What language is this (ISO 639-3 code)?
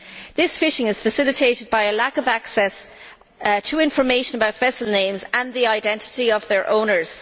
eng